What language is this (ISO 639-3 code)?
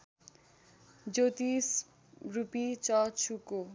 nep